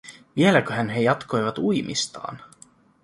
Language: Finnish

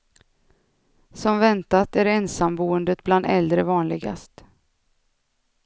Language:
Swedish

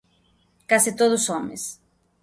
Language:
Galician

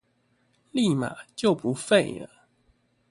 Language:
Chinese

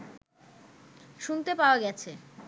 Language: Bangla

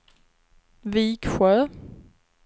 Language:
Swedish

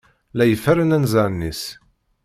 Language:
Kabyle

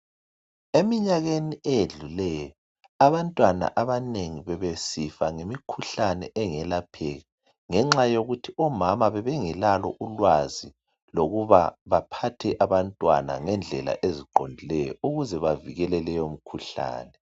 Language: North Ndebele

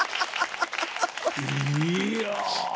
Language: Japanese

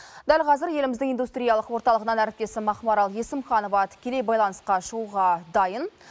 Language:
Kazakh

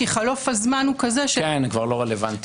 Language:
Hebrew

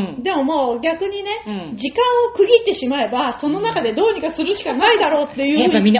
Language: Japanese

